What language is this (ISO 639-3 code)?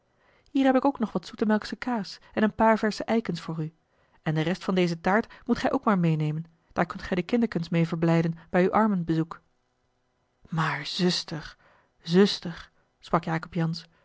nld